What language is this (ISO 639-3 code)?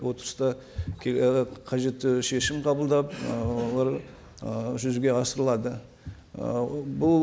kaz